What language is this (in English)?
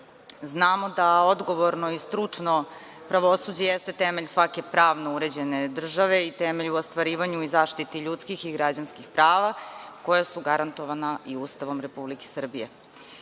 Serbian